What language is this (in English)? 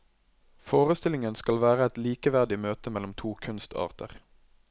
Norwegian